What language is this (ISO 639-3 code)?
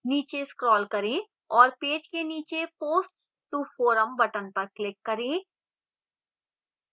hin